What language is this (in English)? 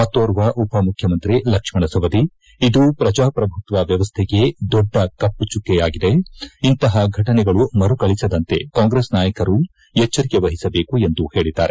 Kannada